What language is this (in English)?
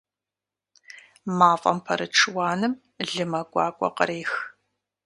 Kabardian